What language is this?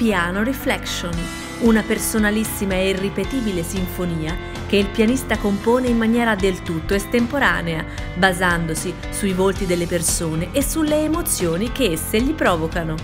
Italian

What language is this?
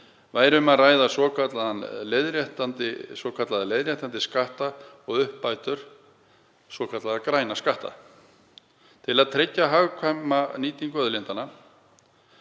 Icelandic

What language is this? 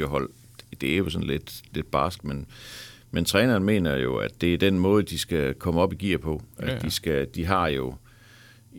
Danish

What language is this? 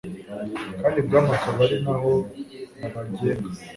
Kinyarwanda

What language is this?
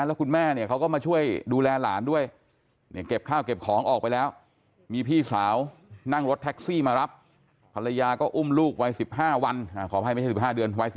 Thai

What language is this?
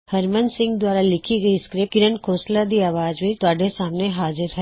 Punjabi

